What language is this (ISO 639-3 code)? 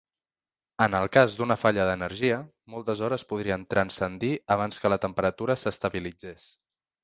cat